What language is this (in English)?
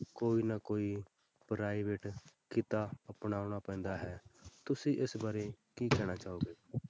Punjabi